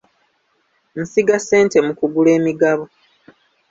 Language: Ganda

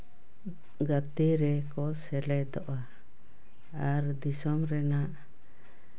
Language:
Santali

